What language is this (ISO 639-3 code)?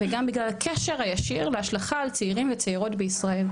heb